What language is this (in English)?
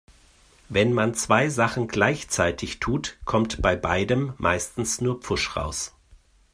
German